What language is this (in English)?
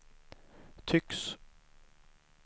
Swedish